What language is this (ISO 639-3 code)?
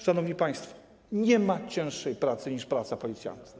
pol